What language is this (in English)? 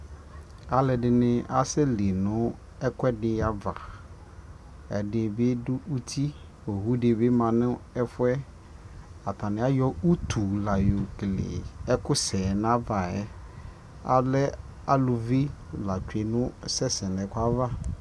Ikposo